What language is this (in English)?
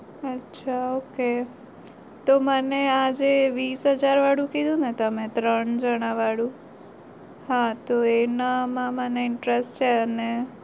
Gujarati